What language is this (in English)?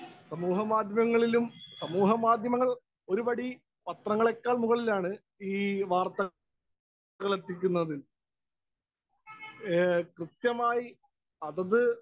Malayalam